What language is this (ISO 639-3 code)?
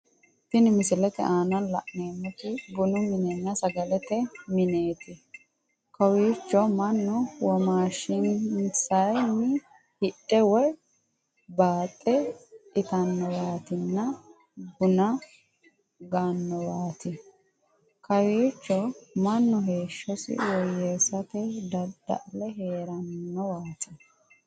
sid